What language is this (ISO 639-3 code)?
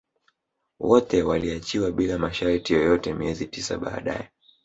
swa